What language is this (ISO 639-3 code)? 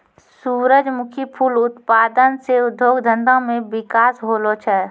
mai